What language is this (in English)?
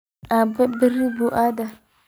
Somali